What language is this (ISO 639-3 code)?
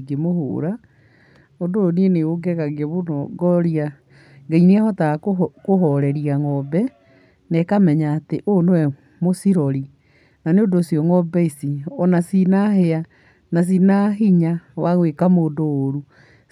kik